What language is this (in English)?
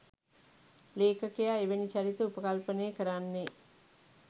Sinhala